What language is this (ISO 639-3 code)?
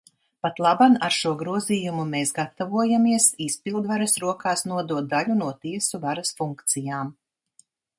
lav